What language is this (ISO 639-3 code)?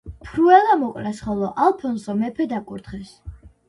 kat